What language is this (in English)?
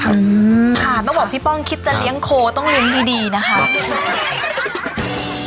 Thai